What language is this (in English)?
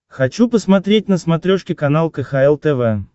Russian